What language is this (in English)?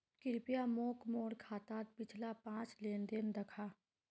Magahi